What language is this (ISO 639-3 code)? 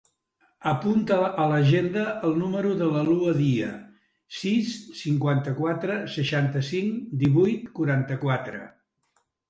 cat